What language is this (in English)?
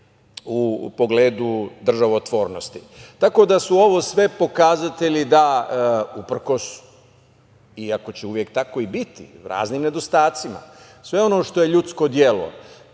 Serbian